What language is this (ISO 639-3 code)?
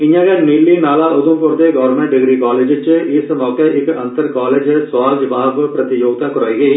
doi